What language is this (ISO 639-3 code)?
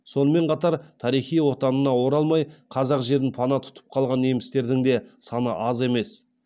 kaz